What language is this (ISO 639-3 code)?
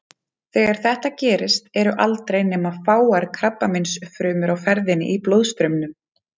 isl